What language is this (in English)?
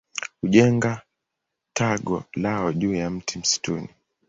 Swahili